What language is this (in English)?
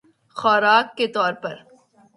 Urdu